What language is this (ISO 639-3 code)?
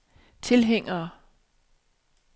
dan